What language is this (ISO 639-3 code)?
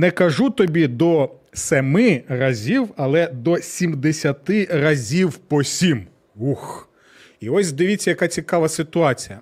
ukr